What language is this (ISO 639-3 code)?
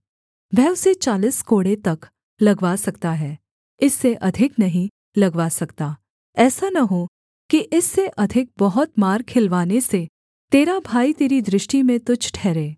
hin